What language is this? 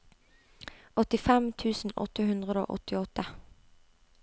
Norwegian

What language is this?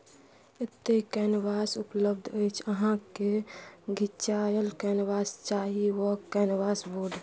Maithili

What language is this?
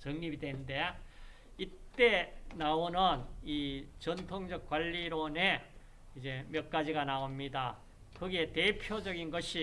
Korean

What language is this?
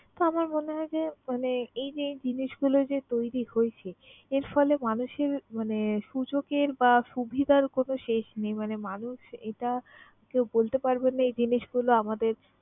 Bangla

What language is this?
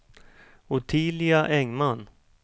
Swedish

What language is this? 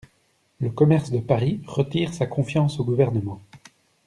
French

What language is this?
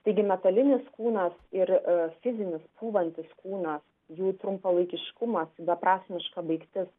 Lithuanian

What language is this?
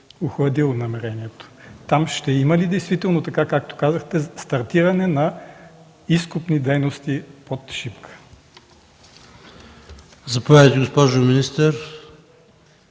Bulgarian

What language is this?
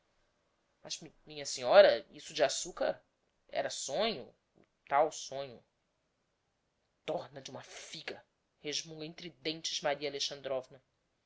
Portuguese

